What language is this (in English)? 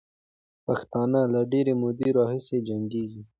Pashto